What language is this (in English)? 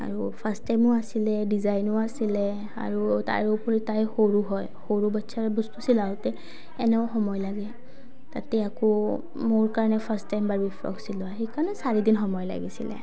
Assamese